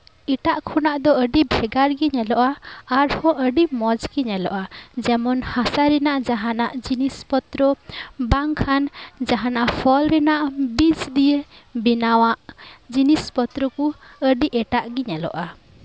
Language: Santali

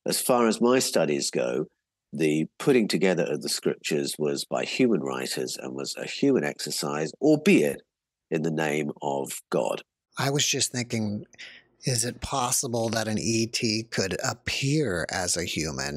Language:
English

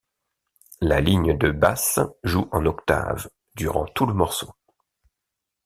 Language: French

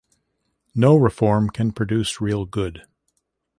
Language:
English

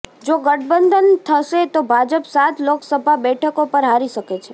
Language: Gujarati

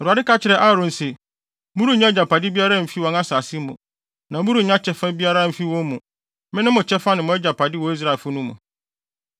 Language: Akan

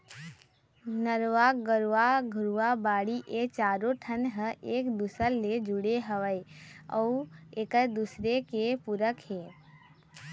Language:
Chhattisgarhi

